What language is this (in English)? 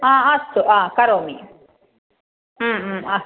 Sanskrit